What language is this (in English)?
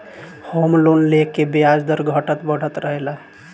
Bhojpuri